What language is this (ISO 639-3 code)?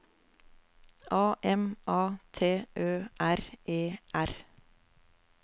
nor